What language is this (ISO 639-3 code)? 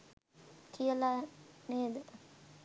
sin